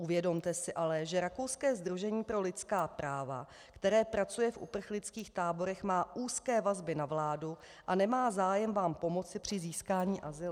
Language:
Czech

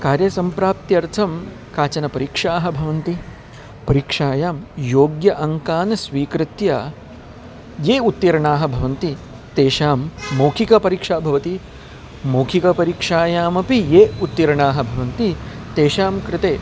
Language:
Sanskrit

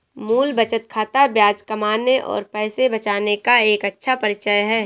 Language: Hindi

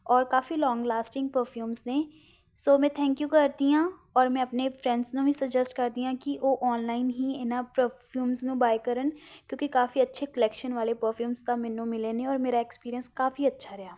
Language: Punjabi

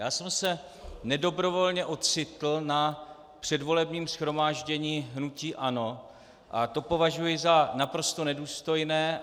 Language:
Czech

